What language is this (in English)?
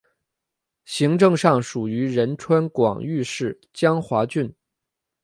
Chinese